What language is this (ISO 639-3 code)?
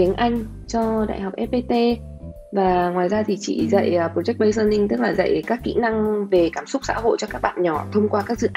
vie